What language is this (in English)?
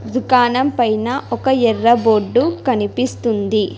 Telugu